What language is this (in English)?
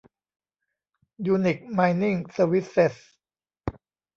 Thai